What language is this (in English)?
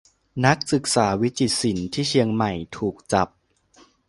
Thai